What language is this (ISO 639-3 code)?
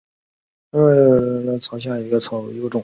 zho